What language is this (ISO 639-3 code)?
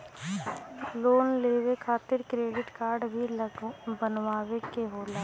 bho